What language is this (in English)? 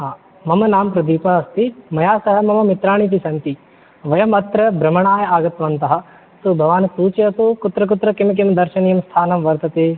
Sanskrit